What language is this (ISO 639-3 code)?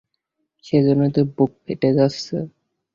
ben